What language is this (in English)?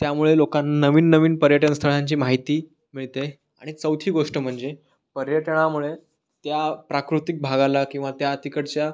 Marathi